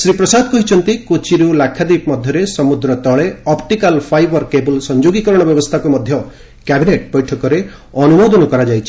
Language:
Odia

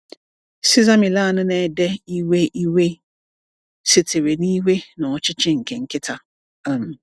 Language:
Igbo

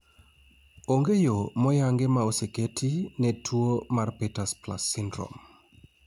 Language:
Luo (Kenya and Tanzania)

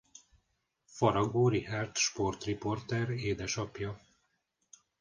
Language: Hungarian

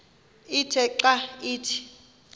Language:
Xhosa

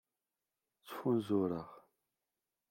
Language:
Kabyle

